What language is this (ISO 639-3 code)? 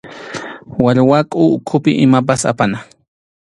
qxu